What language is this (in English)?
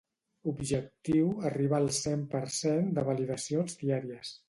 Catalan